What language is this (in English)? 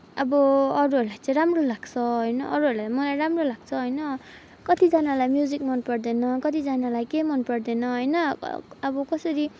Nepali